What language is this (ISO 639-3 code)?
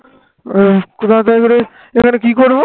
ben